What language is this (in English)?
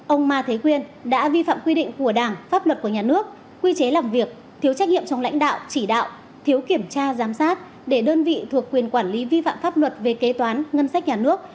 Vietnamese